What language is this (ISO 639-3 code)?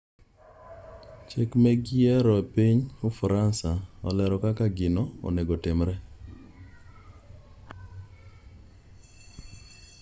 luo